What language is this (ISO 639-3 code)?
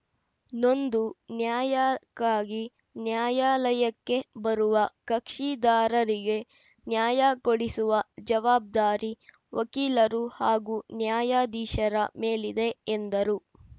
kan